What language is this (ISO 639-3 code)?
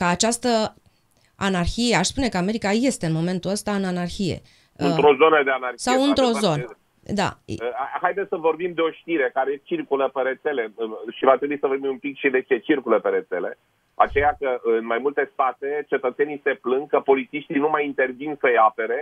ron